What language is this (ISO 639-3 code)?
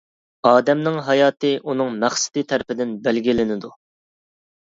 uig